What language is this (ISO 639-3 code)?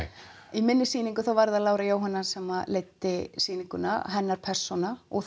isl